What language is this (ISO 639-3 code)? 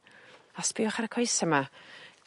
cym